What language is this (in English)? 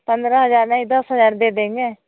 Hindi